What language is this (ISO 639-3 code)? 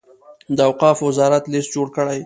pus